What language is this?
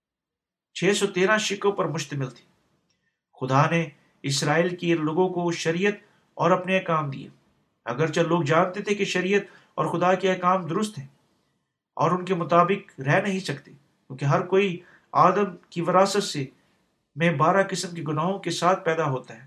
Urdu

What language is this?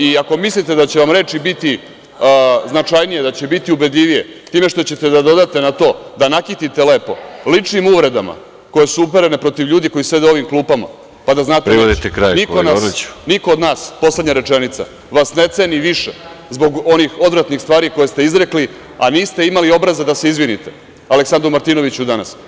Serbian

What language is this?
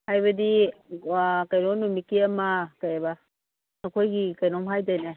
Manipuri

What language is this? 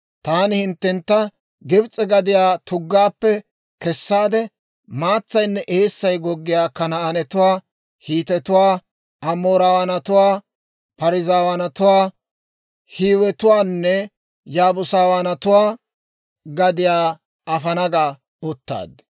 Dawro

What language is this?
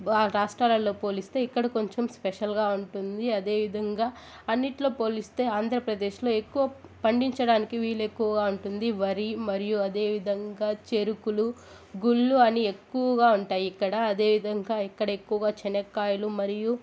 Telugu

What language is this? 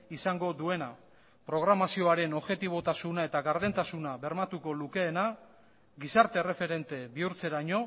Basque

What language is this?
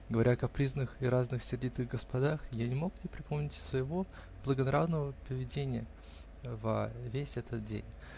Russian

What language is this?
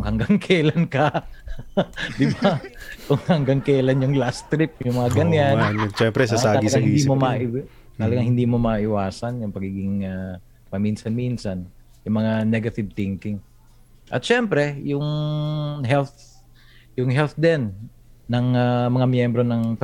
Filipino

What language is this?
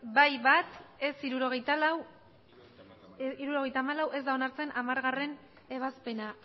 Basque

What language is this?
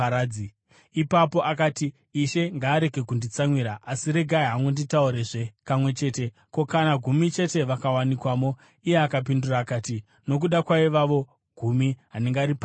Shona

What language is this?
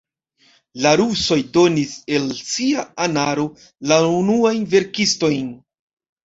Esperanto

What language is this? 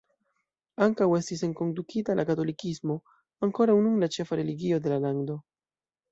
Esperanto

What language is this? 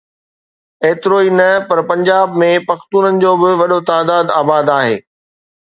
Sindhi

